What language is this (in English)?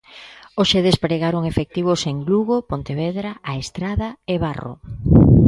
Galician